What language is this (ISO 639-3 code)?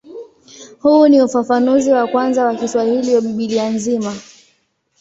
swa